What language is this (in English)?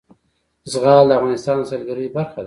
Pashto